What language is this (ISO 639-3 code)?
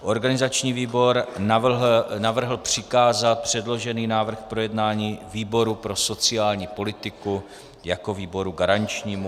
ces